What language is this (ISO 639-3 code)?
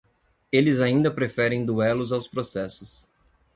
por